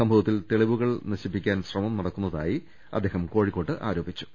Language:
Malayalam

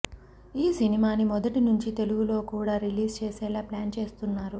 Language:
Telugu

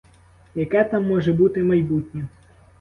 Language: Ukrainian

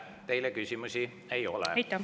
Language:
Estonian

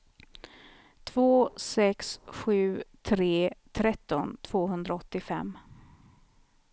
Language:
Swedish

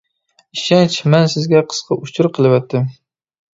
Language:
Uyghur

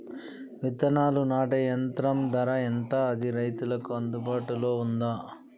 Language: Telugu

